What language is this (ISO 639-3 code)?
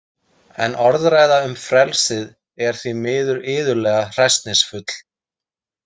isl